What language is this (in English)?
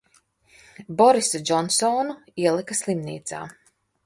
Latvian